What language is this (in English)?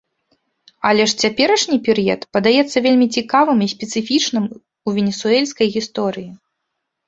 Belarusian